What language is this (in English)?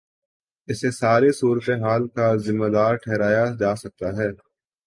Urdu